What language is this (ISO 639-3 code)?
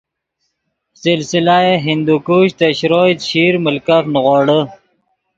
ydg